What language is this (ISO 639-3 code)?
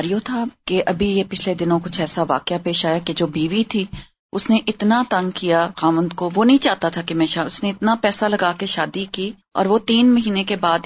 urd